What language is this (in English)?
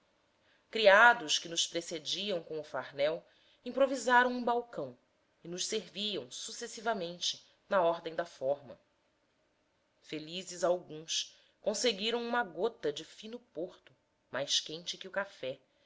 Portuguese